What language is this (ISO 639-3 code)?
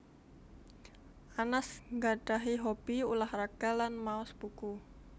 jav